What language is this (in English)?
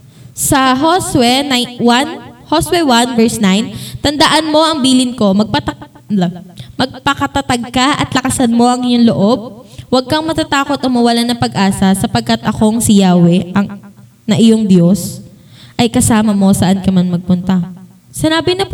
Filipino